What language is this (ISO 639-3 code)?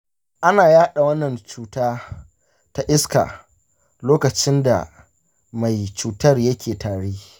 hau